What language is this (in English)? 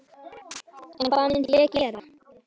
Icelandic